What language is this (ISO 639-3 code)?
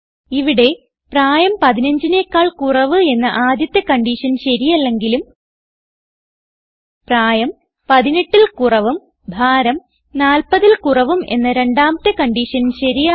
mal